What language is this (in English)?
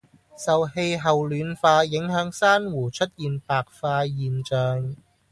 Cantonese